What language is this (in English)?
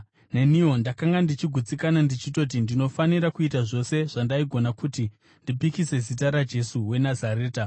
Shona